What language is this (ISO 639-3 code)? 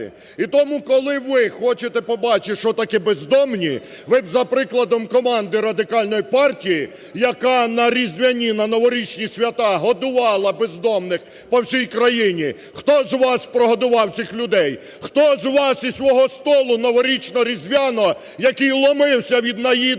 ukr